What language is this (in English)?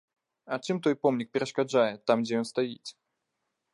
Belarusian